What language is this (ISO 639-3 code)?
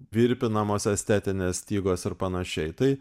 lit